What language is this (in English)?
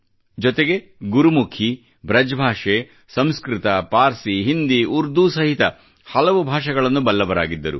Kannada